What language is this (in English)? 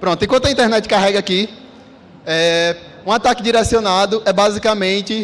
Portuguese